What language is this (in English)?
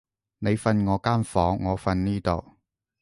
Cantonese